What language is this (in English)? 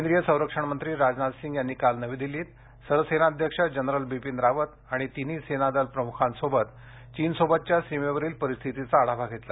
Marathi